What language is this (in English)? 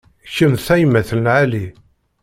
Kabyle